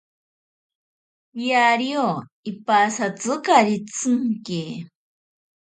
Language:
Ashéninka Perené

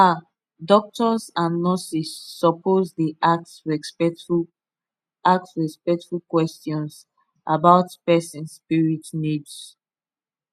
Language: Nigerian Pidgin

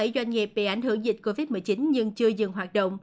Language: Vietnamese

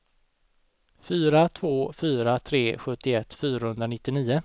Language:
Swedish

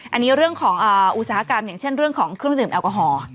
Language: Thai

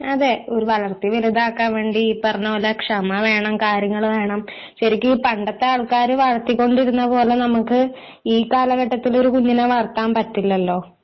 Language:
Malayalam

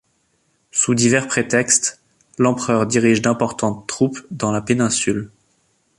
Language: French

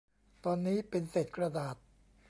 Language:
Thai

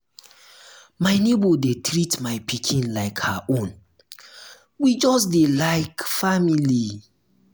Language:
Nigerian Pidgin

